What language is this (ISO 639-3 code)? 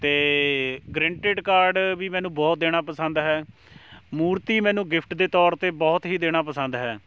pan